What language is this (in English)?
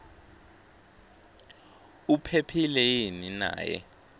Swati